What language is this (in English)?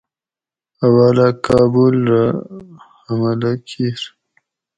Gawri